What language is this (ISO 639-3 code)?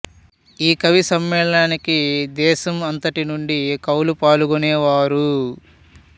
tel